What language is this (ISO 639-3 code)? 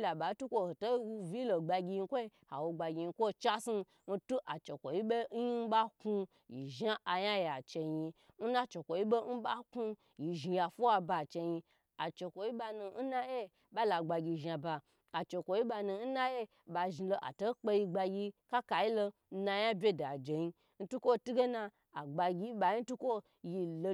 gbr